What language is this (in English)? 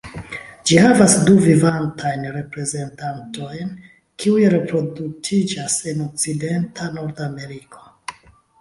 Esperanto